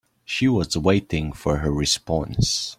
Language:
English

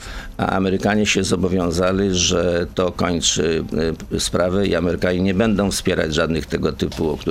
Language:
Polish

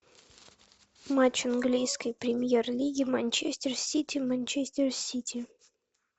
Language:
Russian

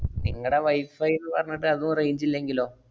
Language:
Malayalam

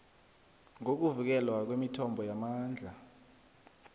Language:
South Ndebele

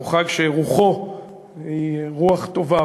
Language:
Hebrew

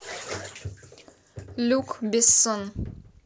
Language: Russian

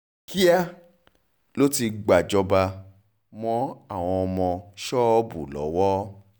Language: Yoruba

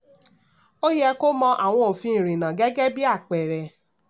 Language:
Yoruba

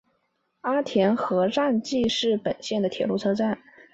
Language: Chinese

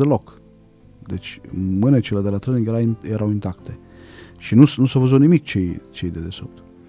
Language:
Romanian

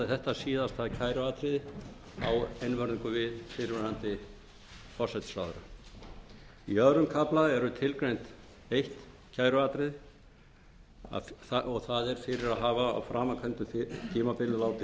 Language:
Icelandic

